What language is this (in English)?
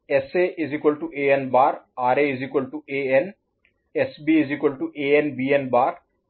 Hindi